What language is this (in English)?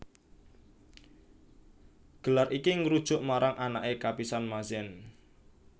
Javanese